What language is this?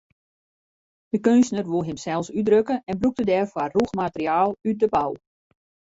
Western Frisian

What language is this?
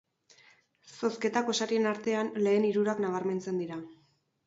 Basque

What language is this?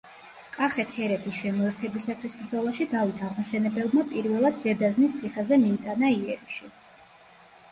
Georgian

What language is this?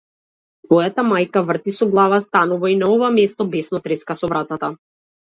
Macedonian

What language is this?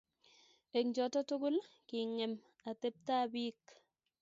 Kalenjin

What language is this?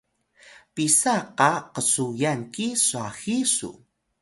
Atayal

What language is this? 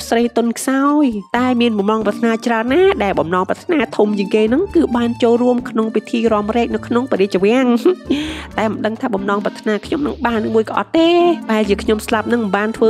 Thai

